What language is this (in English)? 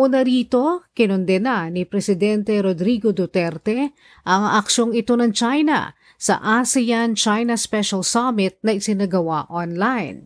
Filipino